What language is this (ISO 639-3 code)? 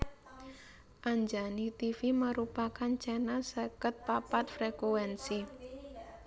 jav